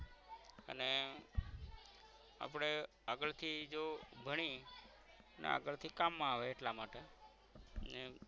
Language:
Gujarati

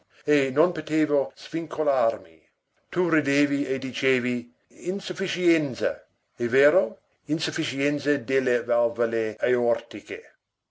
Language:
Italian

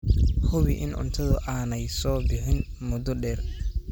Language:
Somali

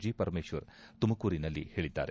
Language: Kannada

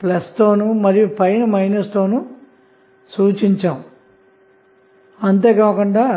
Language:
Telugu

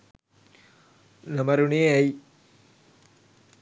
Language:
Sinhala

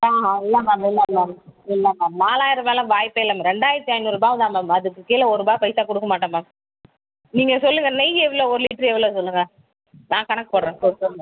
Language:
Tamil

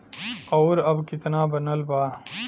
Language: Bhojpuri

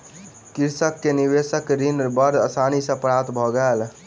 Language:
Maithili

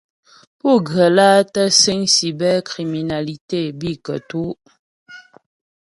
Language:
Ghomala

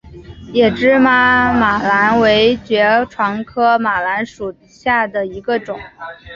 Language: Chinese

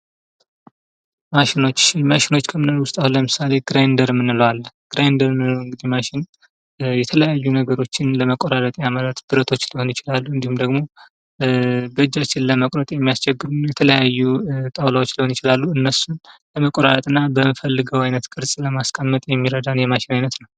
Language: Amharic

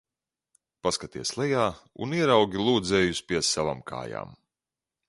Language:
Latvian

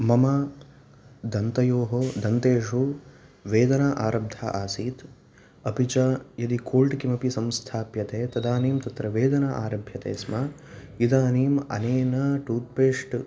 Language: Sanskrit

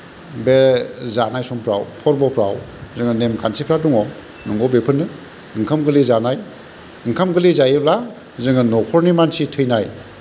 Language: Bodo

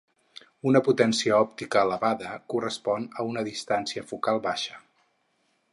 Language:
Catalan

